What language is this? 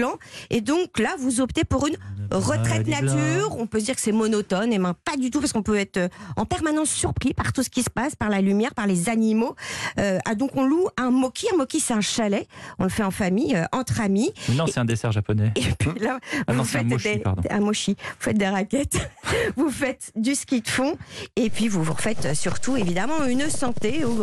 French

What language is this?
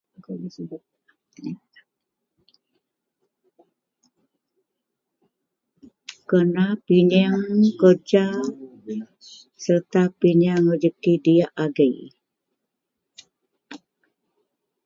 Central Melanau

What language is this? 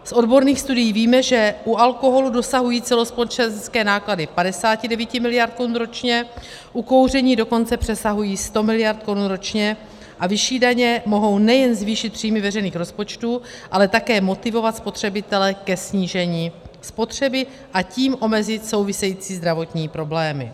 Czech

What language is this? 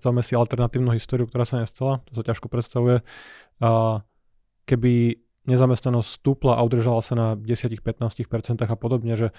Slovak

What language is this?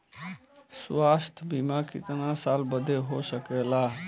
Bhojpuri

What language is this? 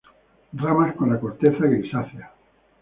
Spanish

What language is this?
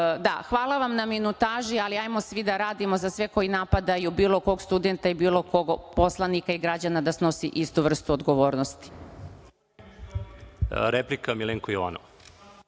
Serbian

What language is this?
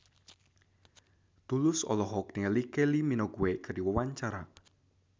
Sundanese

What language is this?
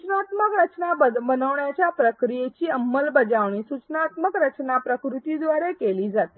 Marathi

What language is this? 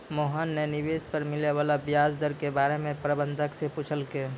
Maithili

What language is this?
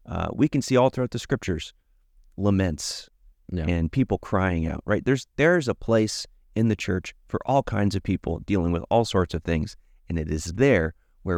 English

